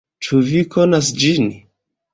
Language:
Esperanto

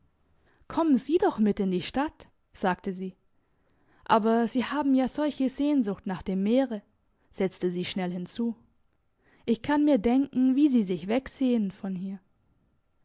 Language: German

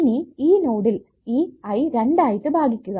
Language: Malayalam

